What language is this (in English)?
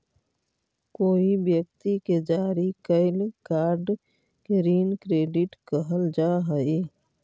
Magahi